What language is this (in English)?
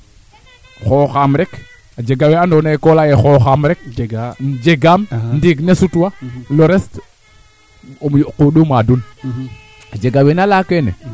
Serer